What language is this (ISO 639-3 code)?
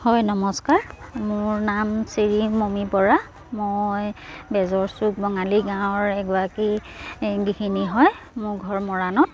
asm